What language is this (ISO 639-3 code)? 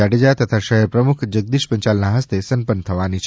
guj